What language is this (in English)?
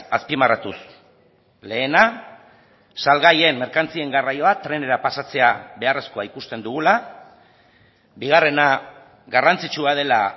Basque